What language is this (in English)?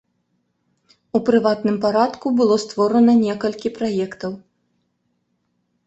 Belarusian